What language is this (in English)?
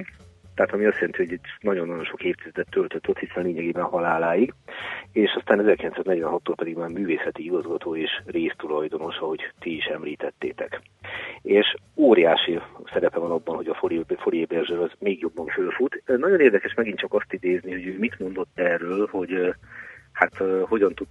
Hungarian